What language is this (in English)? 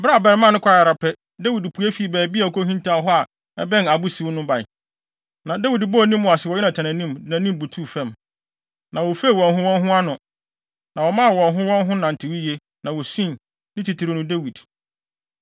Akan